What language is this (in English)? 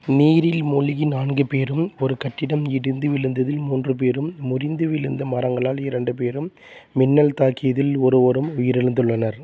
Tamil